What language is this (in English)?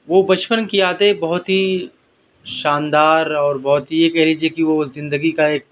Urdu